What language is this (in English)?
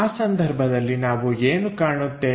Kannada